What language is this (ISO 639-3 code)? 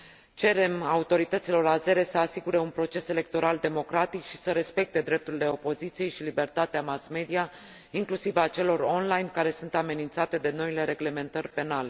ron